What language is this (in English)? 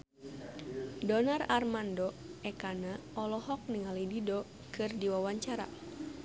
Sundanese